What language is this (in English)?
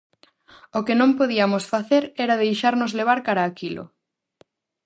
Galician